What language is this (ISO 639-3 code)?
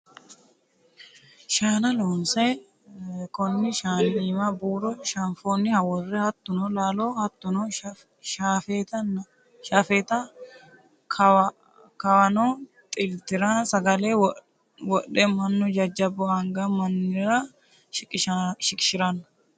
sid